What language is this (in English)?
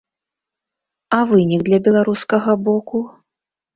Belarusian